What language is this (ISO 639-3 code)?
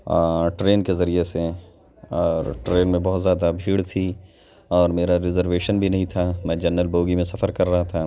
urd